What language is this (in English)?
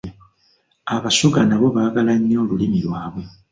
Ganda